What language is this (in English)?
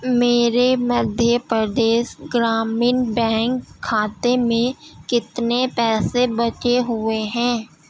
Urdu